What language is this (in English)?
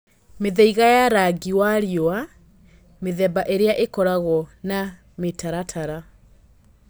Kikuyu